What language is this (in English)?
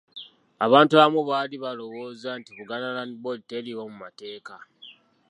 Ganda